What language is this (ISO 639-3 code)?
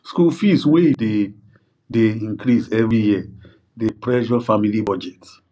pcm